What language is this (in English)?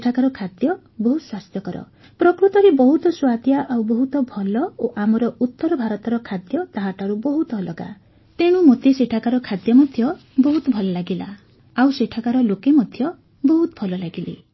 Odia